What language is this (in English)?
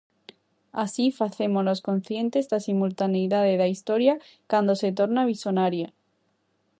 Galician